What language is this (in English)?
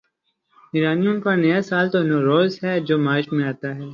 Urdu